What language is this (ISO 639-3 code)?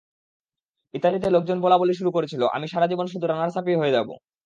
ben